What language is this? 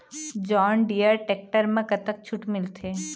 Chhattisgarhi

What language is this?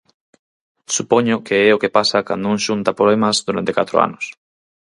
Galician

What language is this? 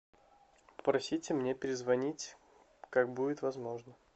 Russian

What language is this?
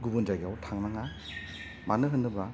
Bodo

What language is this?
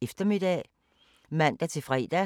Danish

